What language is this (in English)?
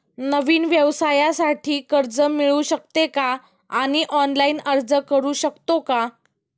Marathi